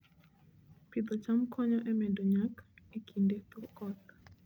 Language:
Luo (Kenya and Tanzania)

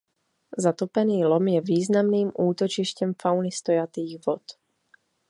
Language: Czech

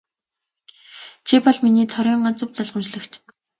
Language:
Mongolian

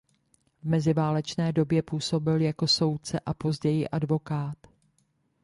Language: Czech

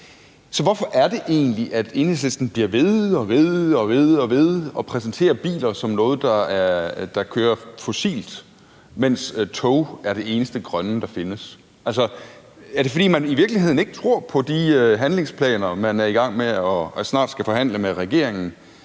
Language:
Danish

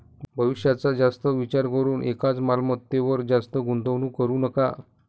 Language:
Marathi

